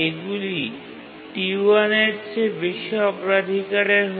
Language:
Bangla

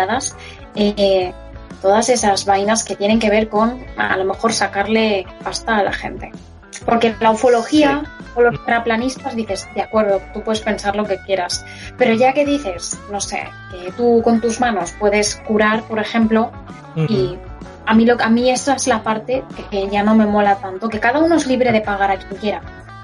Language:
Spanish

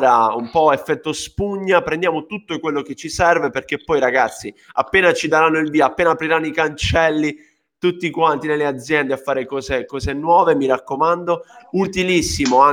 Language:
Italian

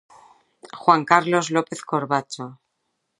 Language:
Galician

